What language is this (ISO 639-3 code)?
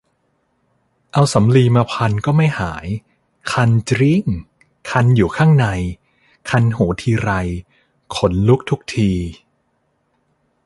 tha